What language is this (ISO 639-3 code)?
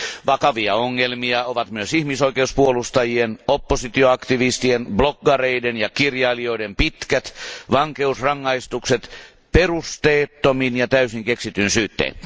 fin